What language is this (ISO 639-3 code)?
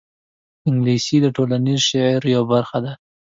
pus